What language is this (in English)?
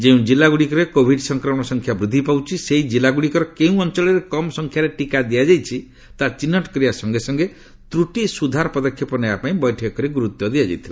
Odia